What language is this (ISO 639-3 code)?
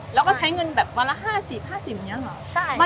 tha